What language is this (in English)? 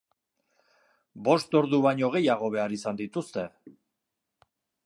Basque